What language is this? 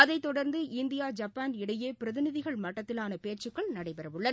Tamil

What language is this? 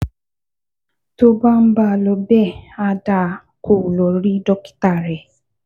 Yoruba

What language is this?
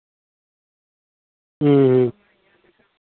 Santali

